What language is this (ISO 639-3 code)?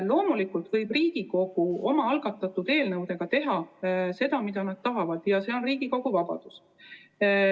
est